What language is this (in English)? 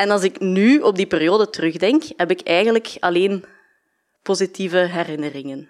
Dutch